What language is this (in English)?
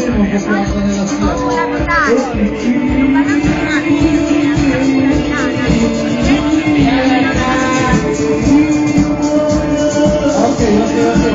Greek